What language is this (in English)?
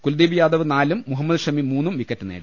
Malayalam